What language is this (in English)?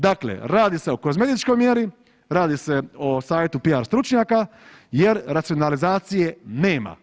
Croatian